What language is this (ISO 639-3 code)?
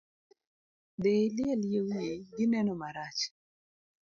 luo